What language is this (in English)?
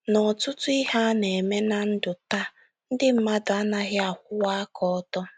Igbo